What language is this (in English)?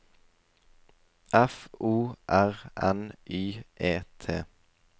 Norwegian